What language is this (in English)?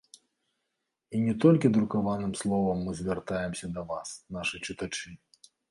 Belarusian